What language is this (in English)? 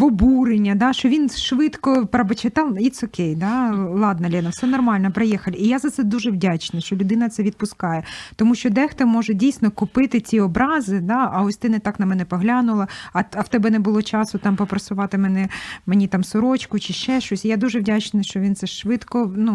Ukrainian